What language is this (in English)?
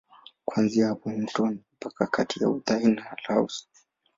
Swahili